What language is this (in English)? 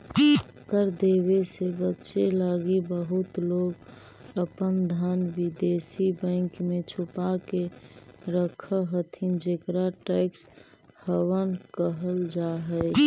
Magahi